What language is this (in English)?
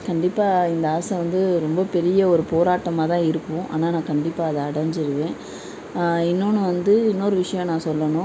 Tamil